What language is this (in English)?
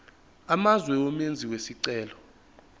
Zulu